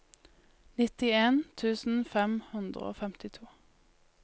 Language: Norwegian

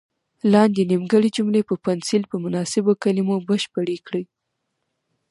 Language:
Pashto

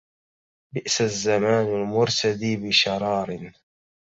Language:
Arabic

